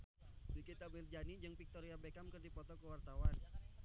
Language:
Sundanese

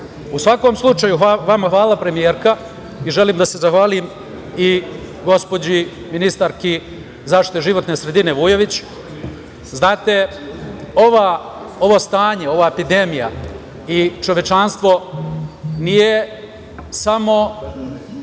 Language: Serbian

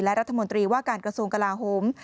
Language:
Thai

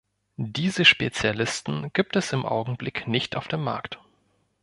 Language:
German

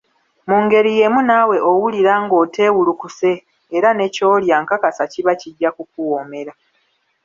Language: Ganda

